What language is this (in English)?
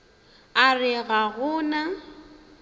Northern Sotho